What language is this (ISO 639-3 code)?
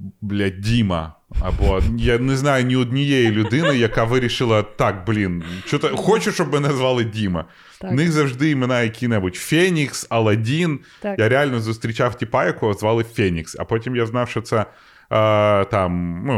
ukr